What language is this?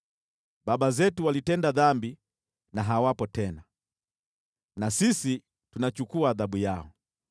Swahili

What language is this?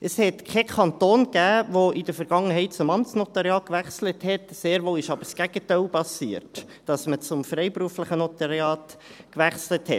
Swiss German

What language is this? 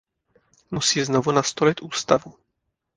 Czech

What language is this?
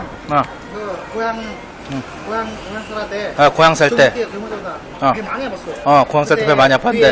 Korean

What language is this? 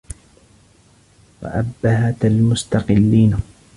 Arabic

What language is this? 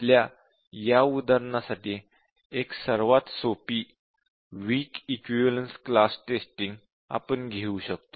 Marathi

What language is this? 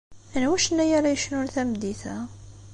Kabyle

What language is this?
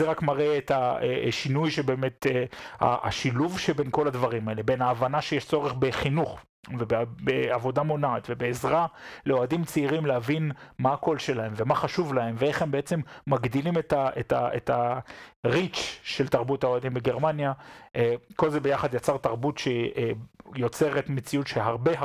Hebrew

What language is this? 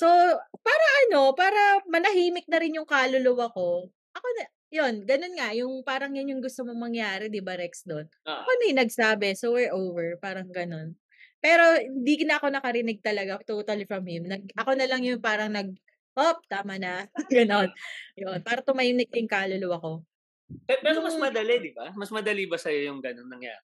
Filipino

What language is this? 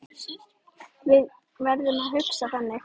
Icelandic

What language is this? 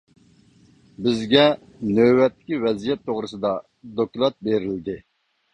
Uyghur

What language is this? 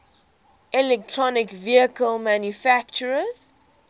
English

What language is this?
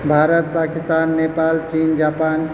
Maithili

